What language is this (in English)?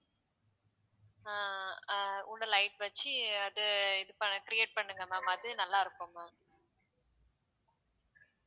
Tamil